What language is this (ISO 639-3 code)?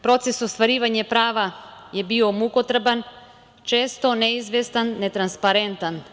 srp